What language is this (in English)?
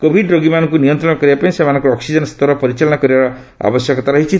Odia